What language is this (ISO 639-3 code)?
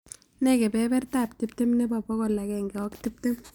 kln